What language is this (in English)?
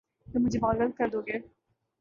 Urdu